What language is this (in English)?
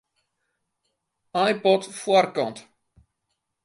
Western Frisian